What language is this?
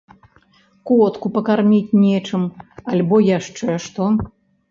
Belarusian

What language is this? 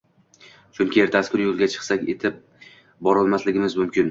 Uzbek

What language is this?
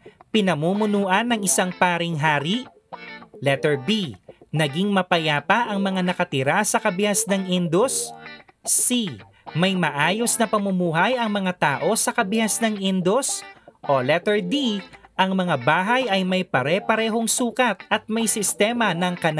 Filipino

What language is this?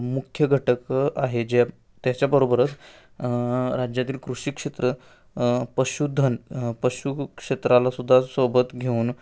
Marathi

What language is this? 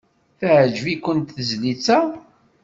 Kabyle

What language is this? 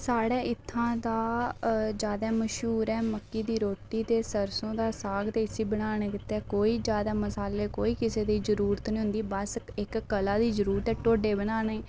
Dogri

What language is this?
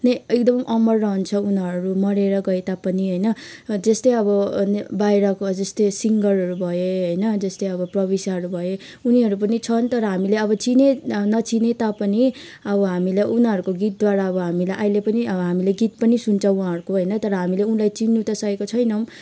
Nepali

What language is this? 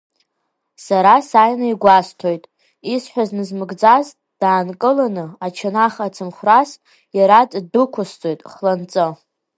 Abkhazian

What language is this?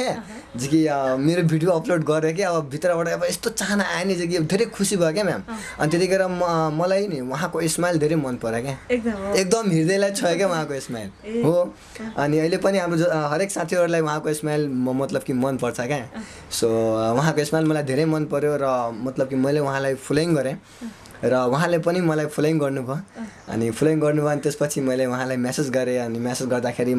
Nepali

